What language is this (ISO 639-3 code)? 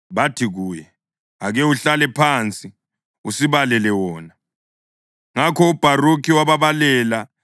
nde